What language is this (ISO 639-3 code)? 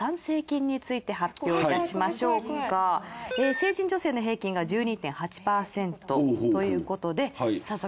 jpn